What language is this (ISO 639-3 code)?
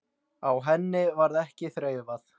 isl